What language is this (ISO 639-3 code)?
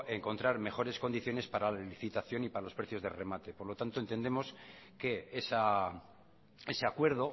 spa